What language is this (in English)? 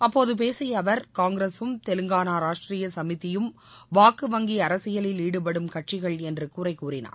Tamil